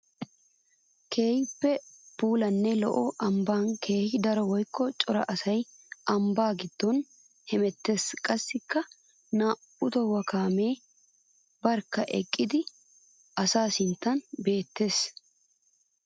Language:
Wolaytta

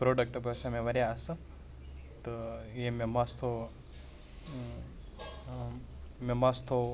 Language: Kashmiri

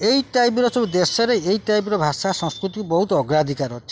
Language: Odia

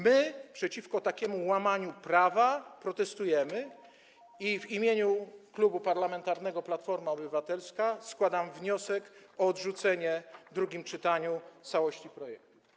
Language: Polish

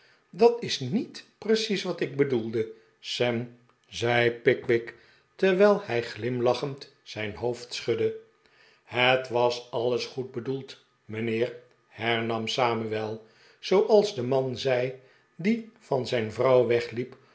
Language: Dutch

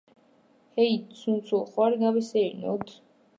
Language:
Georgian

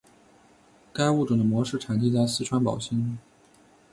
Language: Chinese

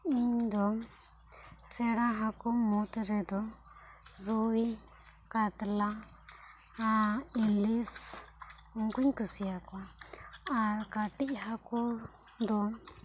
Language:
Santali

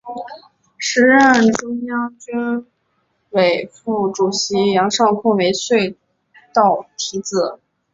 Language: Chinese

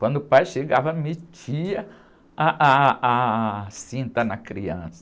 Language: Portuguese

